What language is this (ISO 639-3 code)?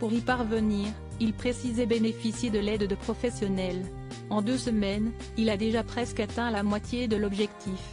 fra